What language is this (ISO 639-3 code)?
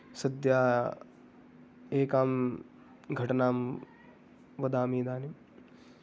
san